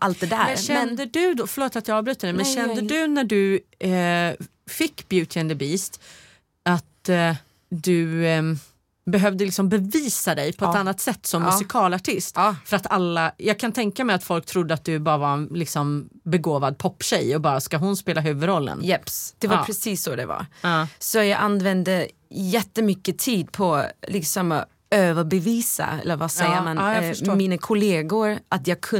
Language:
Swedish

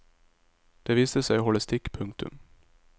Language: Norwegian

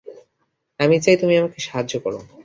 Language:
Bangla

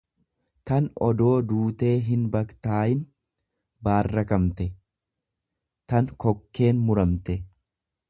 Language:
Oromo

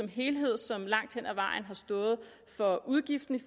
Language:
Danish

